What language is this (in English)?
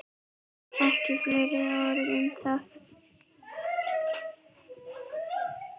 Icelandic